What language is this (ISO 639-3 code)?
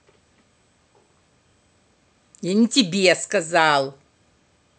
rus